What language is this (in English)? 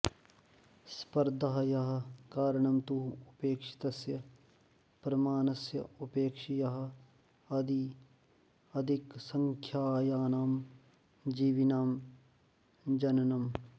Sanskrit